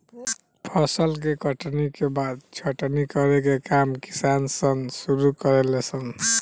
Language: Bhojpuri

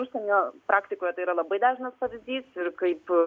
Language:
Lithuanian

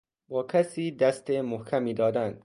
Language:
Persian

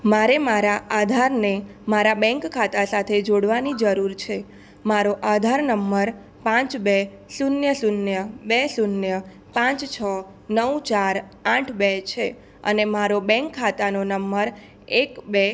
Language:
Gujarati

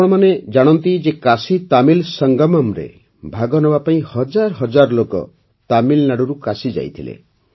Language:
Odia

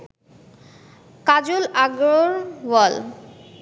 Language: Bangla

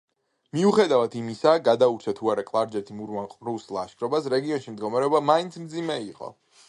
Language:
Georgian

